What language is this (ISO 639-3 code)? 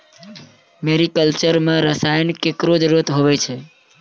mai